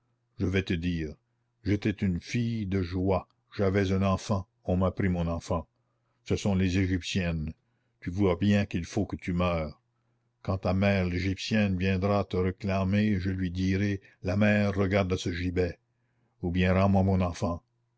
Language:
French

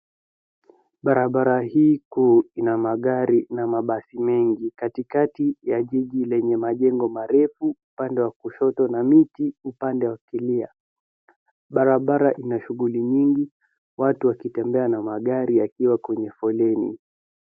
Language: Swahili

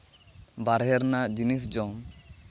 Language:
Santali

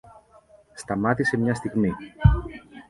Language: Greek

